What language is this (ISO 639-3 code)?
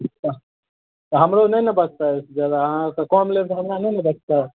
mai